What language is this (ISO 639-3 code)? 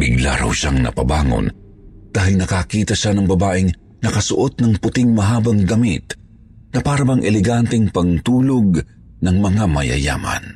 fil